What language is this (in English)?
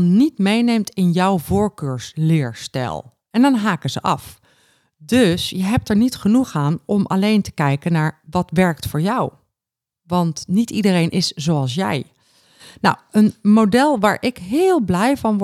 Dutch